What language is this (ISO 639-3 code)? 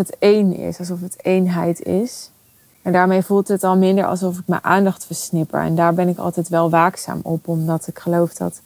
nld